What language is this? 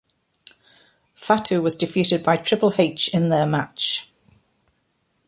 English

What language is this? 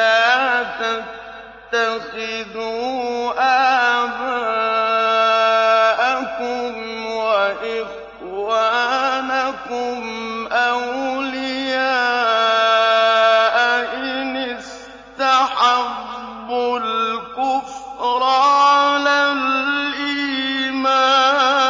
Arabic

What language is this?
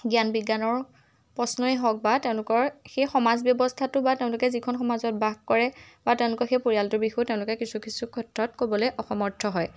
Assamese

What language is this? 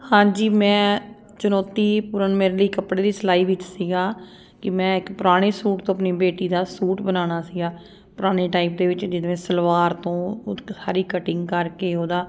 Punjabi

